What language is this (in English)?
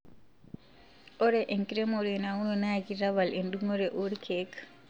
Masai